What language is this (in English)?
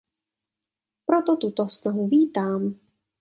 Czech